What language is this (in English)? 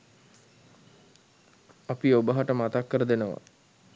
Sinhala